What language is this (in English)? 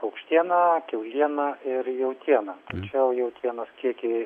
Lithuanian